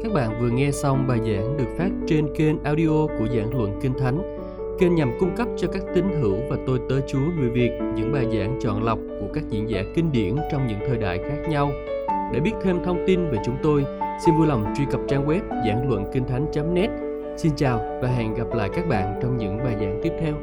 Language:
Vietnamese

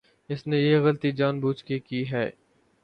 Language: Urdu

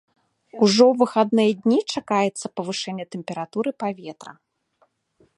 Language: Belarusian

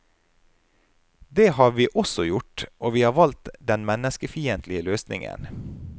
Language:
Norwegian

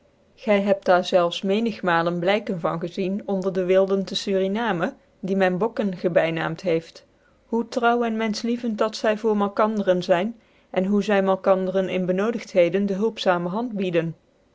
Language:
Dutch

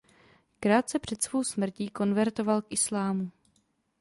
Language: Czech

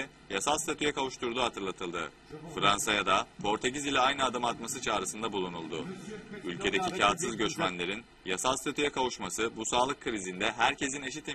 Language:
Turkish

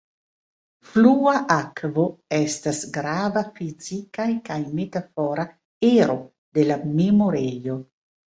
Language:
Esperanto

